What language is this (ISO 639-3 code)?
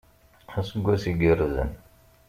kab